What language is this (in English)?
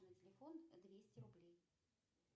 Russian